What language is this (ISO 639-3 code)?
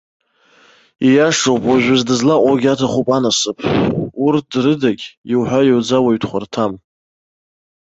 abk